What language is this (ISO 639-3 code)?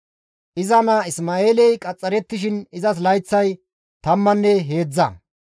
gmv